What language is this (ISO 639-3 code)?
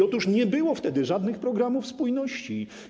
pol